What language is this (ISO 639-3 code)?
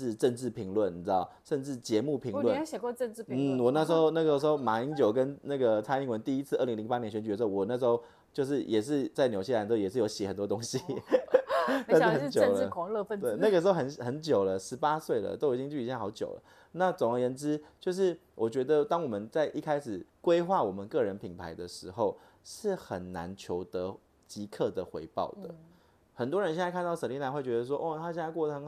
zho